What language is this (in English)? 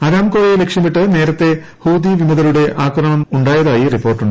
Malayalam